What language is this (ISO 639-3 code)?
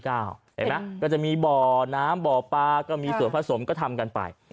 tha